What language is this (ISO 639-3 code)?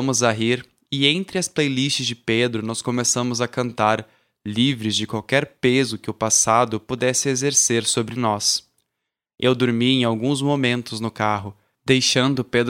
por